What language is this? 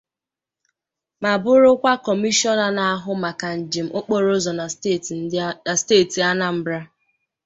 Igbo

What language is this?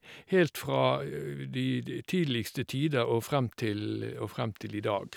Norwegian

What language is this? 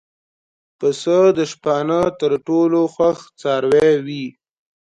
Pashto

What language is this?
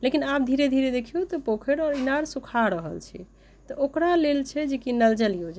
Maithili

